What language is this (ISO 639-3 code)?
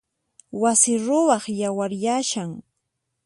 qxp